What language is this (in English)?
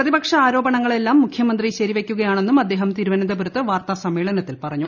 Malayalam